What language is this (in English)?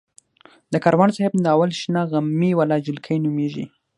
Pashto